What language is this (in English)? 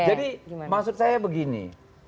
Indonesian